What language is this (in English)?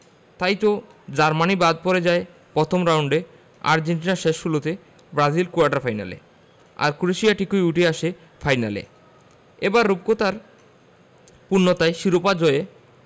Bangla